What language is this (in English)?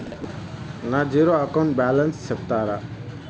Telugu